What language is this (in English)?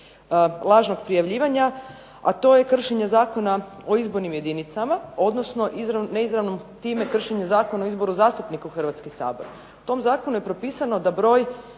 Croatian